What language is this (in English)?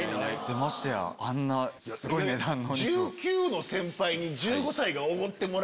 Japanese